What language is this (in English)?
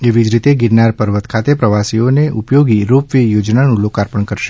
Gujarati